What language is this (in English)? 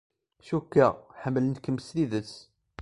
Kabyle